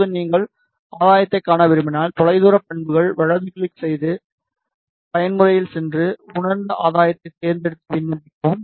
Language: Tamil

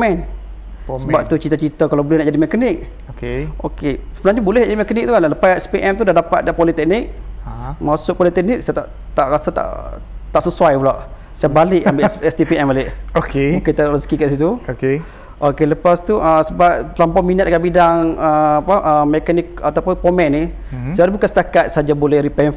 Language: Malay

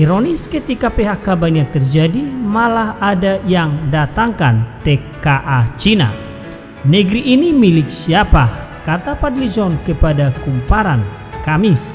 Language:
Indonesian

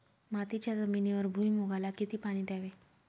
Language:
Marathi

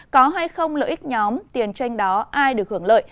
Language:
Vietnamese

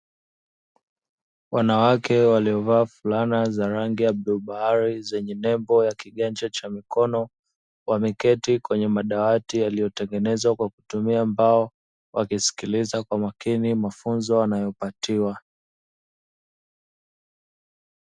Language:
Swahili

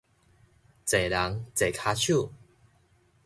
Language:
Min Nan Chinese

